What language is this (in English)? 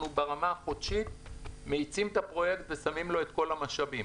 Hebrew